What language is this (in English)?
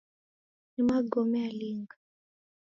Taita